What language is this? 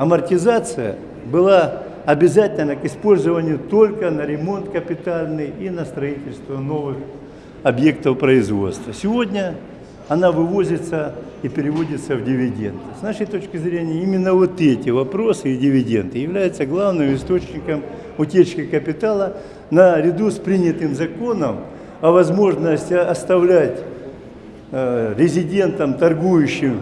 Russian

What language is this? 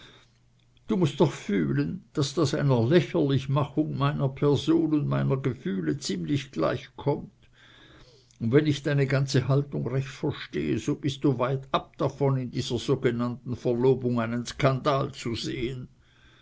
German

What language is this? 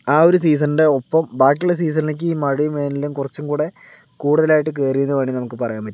Malayalam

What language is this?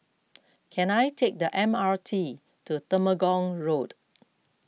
English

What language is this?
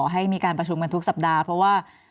Thai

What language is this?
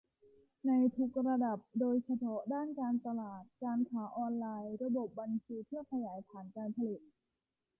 Thai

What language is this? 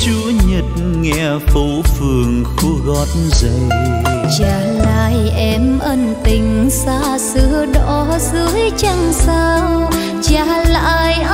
Vietnamese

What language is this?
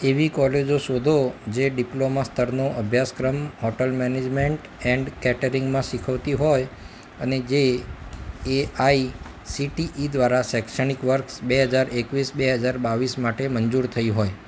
Gujarati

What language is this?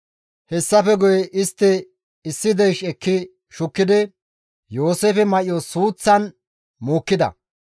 Gamo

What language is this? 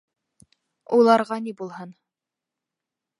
Bashkir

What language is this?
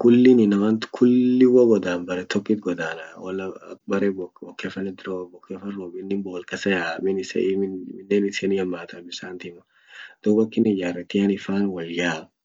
Orma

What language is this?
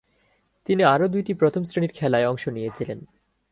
Bangla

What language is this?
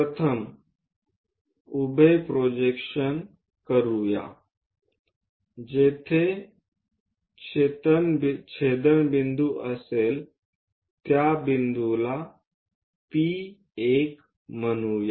Marathi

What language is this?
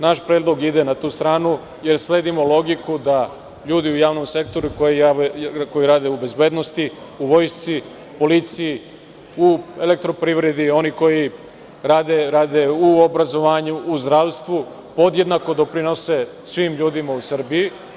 Serbian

